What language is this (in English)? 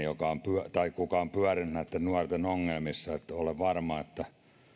Finnish